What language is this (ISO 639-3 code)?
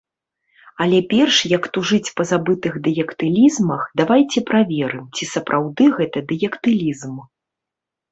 bel